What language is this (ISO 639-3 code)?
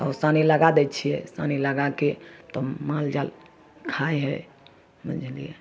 mai